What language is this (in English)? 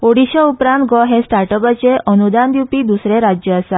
Konkani